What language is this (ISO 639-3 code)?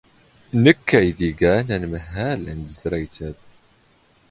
zgh